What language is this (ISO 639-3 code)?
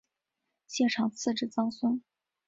zho